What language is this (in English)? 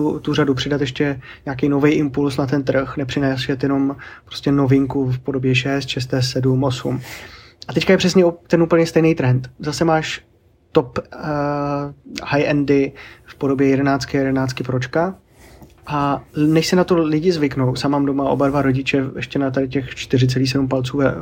Czech